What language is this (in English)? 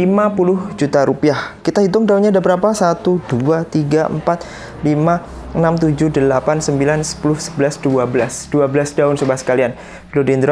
Indonesian